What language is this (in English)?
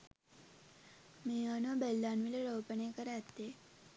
Sinhala